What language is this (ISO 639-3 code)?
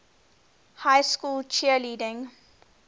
eng